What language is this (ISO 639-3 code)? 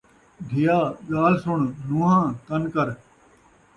skr